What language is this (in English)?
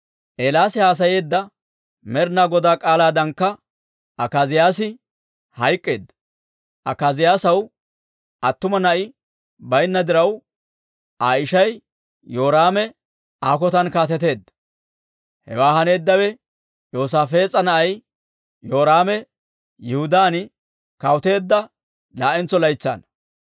Dawro